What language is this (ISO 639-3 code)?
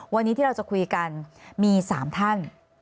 tha